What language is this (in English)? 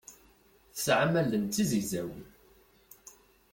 Kabyle